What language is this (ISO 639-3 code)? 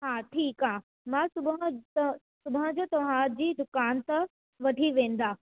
snd